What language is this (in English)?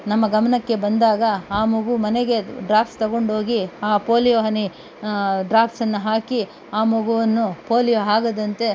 Kannada